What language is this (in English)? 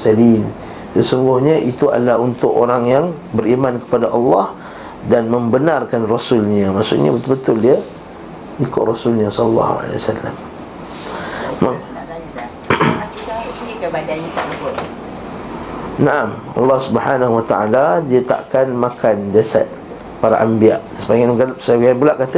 Malay